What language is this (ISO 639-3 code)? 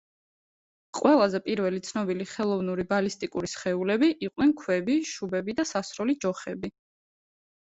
kat